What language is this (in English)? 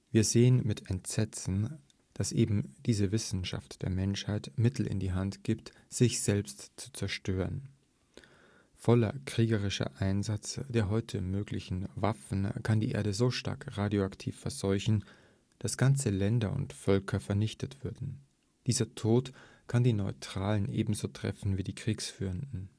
German